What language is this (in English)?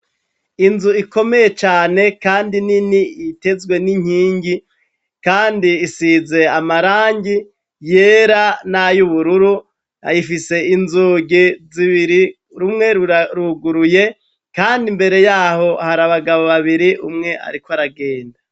Rundi